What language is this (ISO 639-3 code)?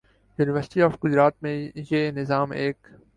urd